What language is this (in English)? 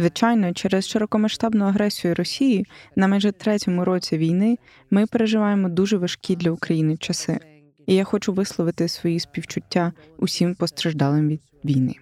Ukrainian